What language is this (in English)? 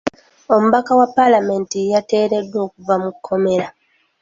Ganda